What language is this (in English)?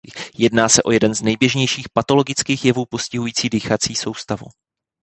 Czech